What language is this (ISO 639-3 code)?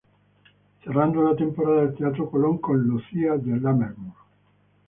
spa